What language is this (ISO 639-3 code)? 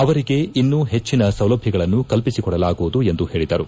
kan